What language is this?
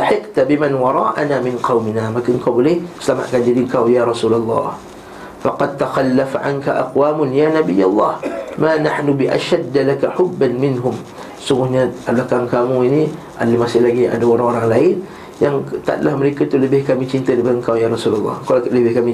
Malay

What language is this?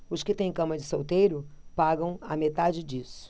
Portuguese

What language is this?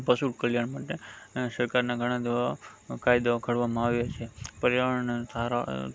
Gujarati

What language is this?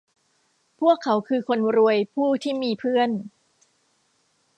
Thai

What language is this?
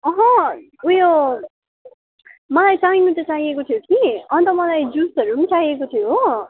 Nepali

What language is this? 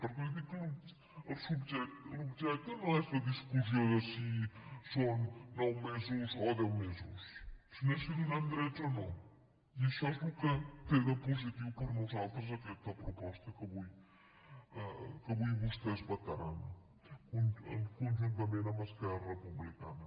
Catalan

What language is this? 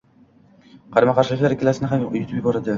Uzbek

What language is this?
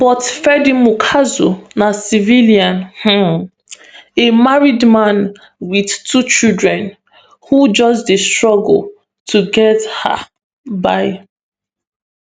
Nigerian Pidgin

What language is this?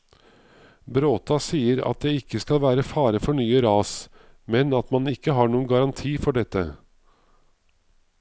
Norwegian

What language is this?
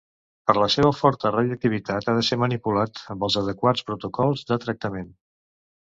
Catalan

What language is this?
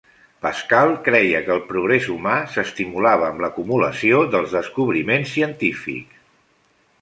Catalan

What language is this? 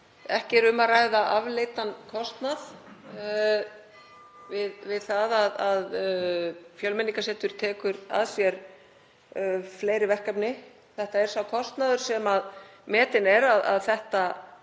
Icelandic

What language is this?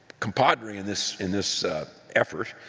English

